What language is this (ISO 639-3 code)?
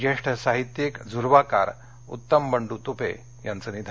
mar